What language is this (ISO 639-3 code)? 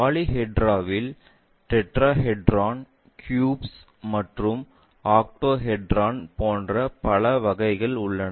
tam